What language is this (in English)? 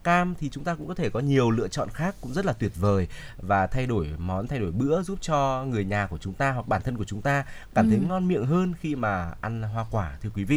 Vietnamese